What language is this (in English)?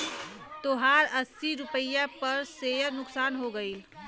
Bhojpuri